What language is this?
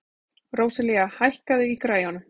Icelandic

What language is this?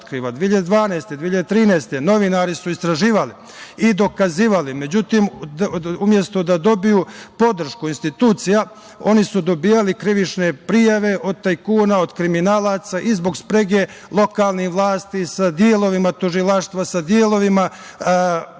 Serbian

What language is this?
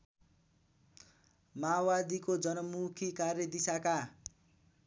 Nepali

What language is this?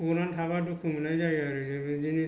Bodo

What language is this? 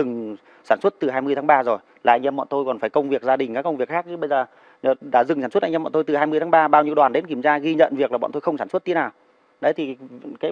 Vietnamese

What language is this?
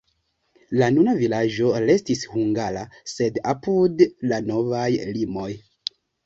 Esperanto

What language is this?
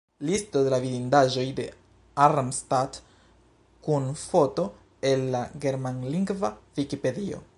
Esperanto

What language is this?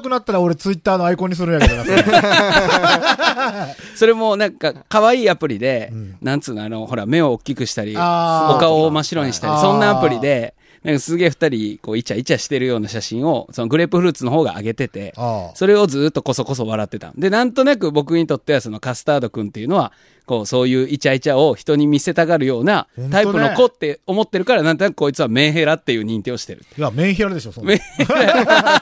Japanese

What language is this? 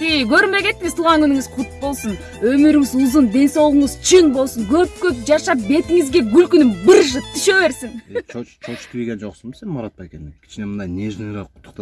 Turkish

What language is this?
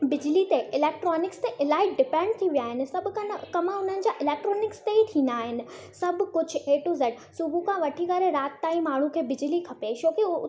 Sindhi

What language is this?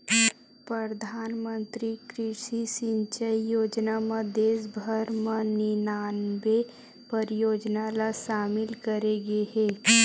Chhattisgarhi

